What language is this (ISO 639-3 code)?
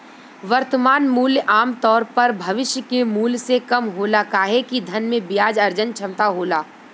bho